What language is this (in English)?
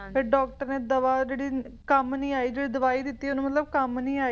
Punjabi